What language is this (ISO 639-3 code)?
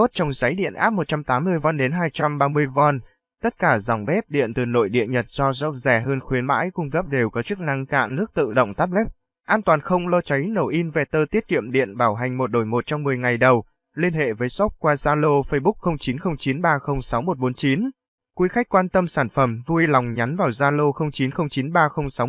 vie